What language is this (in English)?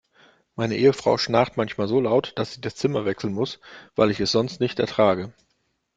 German